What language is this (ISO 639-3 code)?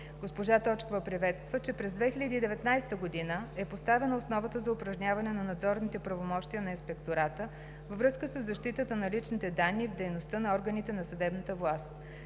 bul